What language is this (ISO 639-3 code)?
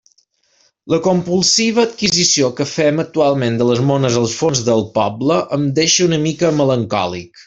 cat